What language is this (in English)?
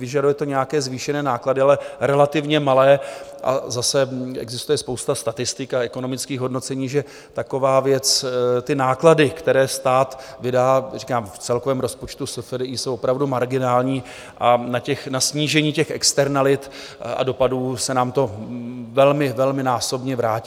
Czech